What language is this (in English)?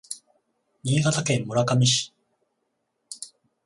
Japanese